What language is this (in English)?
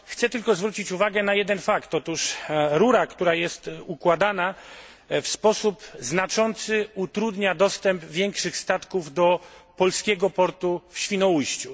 Polish